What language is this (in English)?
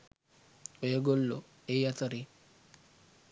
Sinhala